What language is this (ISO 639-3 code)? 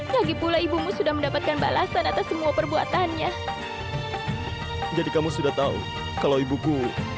ind